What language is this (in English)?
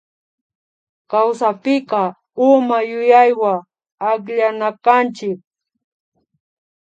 Imbabura Highland Quichua